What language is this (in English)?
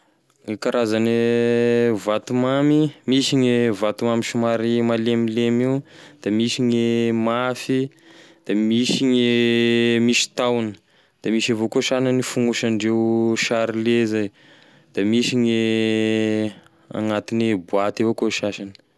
Tesaka Malagasy